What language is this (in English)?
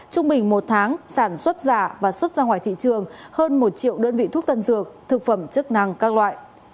Vietnamese